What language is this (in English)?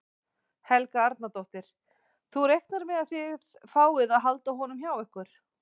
Icelandic